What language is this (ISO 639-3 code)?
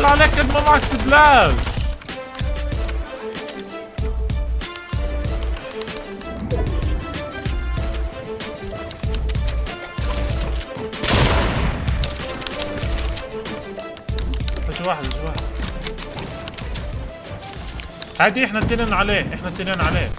ara